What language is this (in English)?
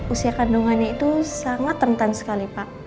Indonesian